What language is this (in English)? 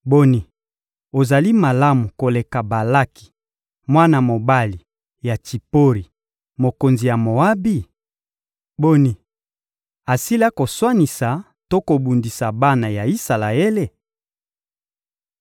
Lingala